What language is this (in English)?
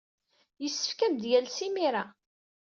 Kabyle